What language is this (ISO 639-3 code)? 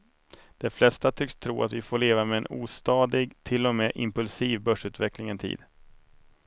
swe